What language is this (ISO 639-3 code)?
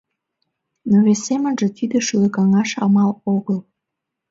chm